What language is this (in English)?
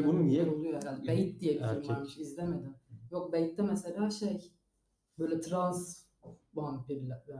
Turkish